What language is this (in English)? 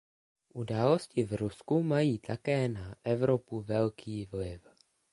Czech